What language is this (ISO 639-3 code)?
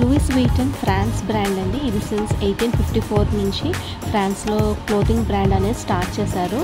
tel